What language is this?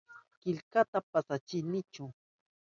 Southern Pastaza Quechua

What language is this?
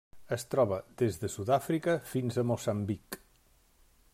Catalan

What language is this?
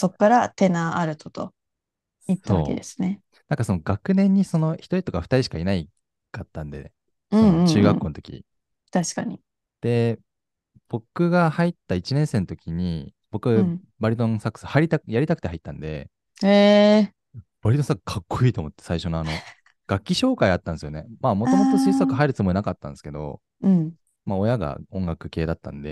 Japanese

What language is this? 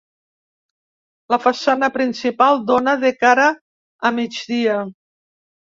Catalan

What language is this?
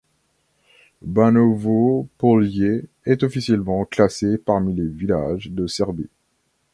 French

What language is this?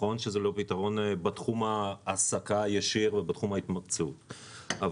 Hebrew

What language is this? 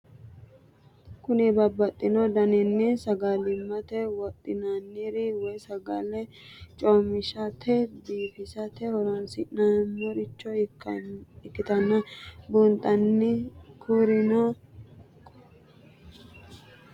Sidamo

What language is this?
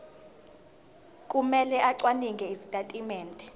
Zulu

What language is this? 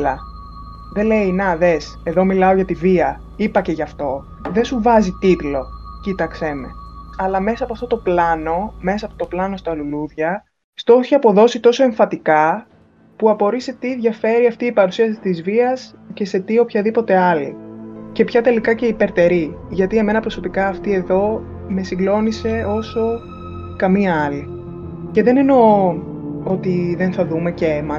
Greek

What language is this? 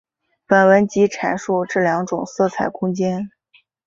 Chinese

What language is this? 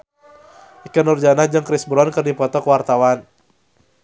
Sundanese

